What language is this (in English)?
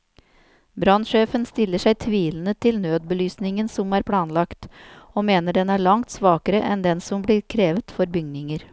Norwegian